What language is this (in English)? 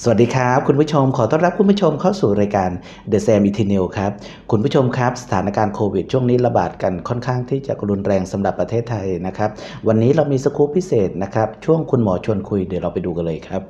Thai